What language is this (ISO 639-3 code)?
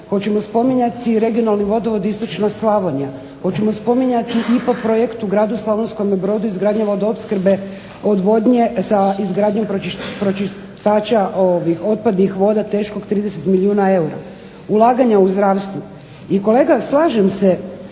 hrv